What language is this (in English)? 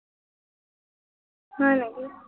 Assamese